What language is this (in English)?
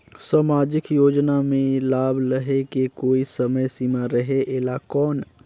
Chhattisgarhi